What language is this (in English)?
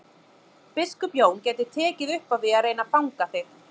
Icelandic